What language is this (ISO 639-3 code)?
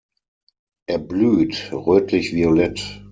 deu